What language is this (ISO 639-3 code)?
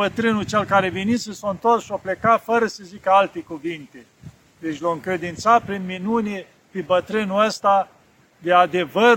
ron